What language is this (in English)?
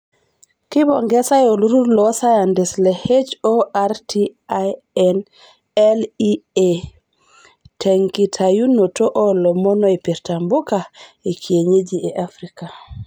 Masai